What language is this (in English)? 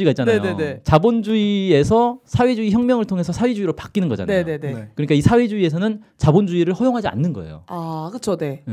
Korean